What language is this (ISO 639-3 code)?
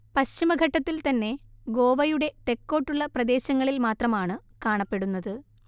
mal